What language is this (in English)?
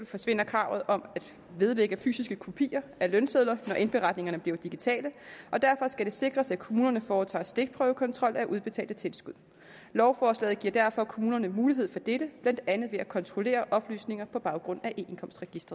Danish